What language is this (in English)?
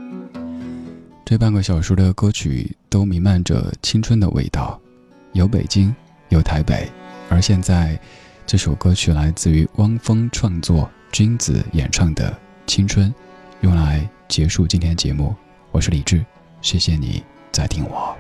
Chinese